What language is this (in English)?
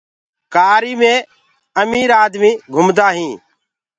Gurgula